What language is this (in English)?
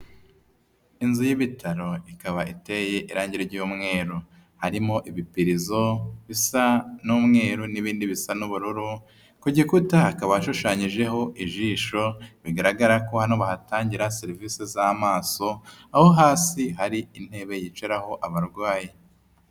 Kinyarwanda